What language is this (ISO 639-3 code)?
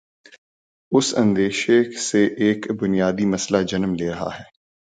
urd